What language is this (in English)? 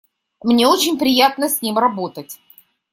Russian